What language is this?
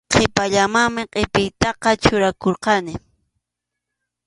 Arequipa-La Unión Quechua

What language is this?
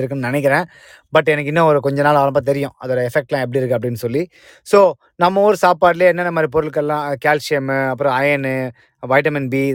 Tamil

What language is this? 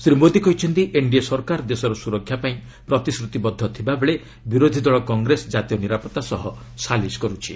Odia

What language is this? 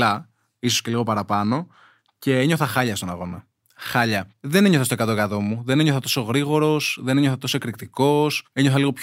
Greek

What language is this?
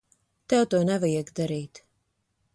Latvian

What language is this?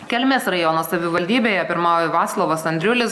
Lithuanian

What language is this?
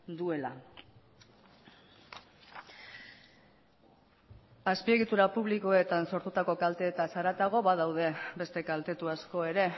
Basque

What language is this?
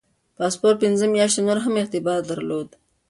Pashto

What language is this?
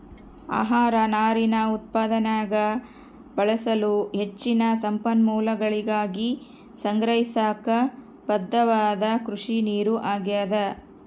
Kannada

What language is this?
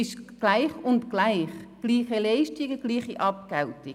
Swiss German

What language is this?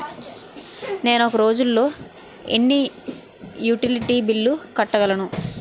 Telugu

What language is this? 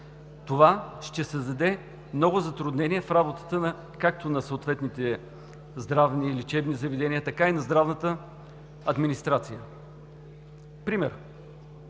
Bulgarian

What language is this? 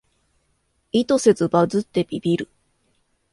Japanese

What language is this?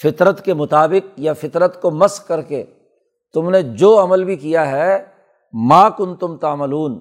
Urdu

